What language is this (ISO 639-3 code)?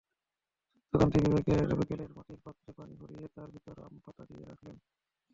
ben